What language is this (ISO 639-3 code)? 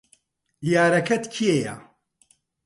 ckb